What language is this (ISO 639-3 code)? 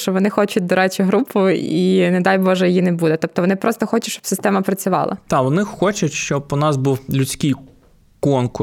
ukr